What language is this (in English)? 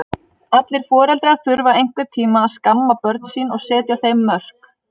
Icelandic